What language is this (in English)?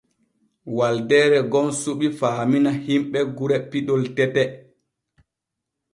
Borgu Fulfulde